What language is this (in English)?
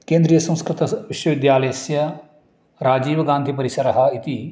Sanskrit